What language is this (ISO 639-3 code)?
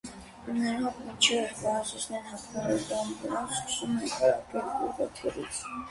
hye